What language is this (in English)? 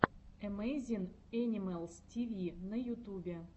Russian